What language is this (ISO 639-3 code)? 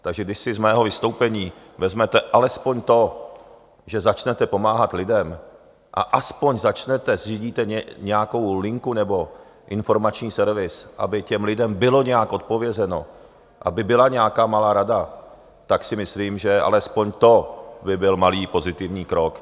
ces